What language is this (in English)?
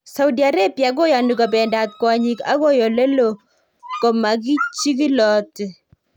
Kalenjin